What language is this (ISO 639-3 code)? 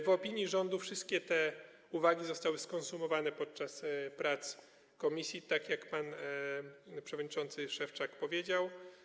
pol